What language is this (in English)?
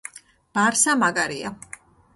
Georgian